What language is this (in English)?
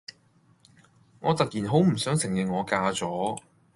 Cantonese